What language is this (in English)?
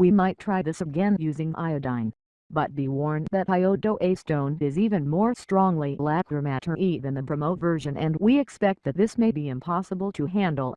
English